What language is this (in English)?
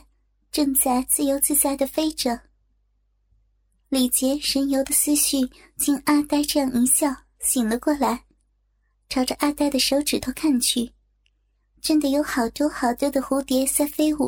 Chinese